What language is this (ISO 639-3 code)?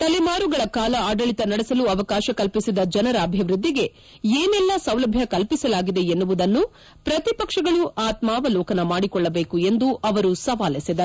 kan